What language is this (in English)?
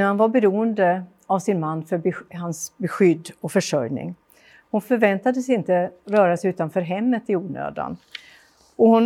Swedish